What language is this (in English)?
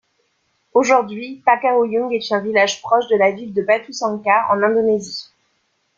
French